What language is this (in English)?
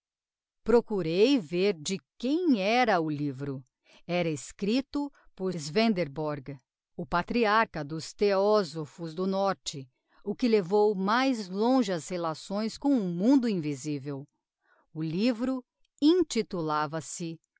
Portuguese